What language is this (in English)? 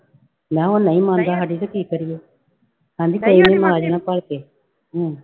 Punjabi